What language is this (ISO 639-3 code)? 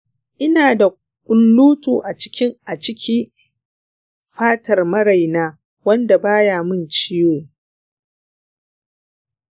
hau